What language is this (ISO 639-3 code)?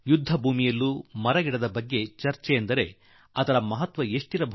kan